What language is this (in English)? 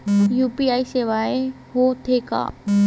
Chhattisgarhi